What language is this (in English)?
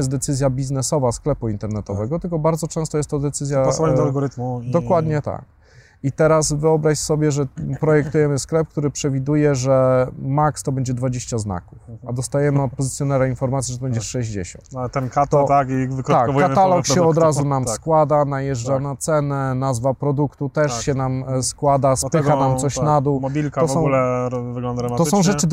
Polish